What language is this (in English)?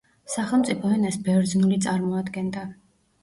Georgian